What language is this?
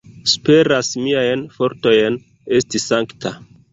Esperanto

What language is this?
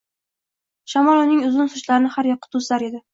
Uzbek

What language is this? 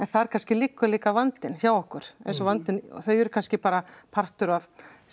Icelandic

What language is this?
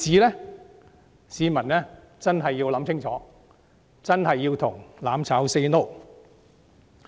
Cantonese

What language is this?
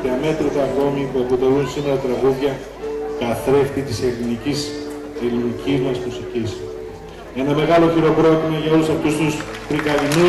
Greek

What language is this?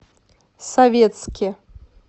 Russian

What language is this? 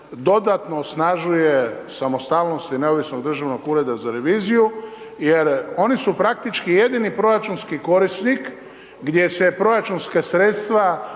Croatian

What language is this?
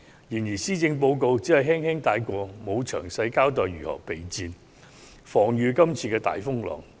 Cantonese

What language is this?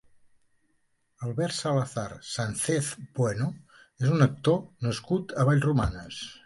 Catalan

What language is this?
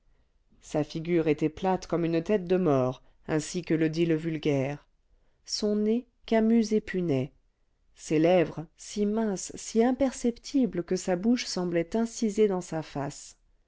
French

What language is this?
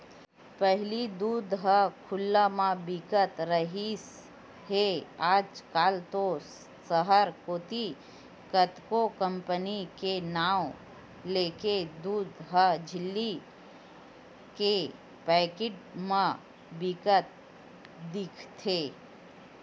Chhattisgarhi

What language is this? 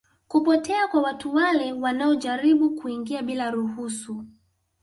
Swahili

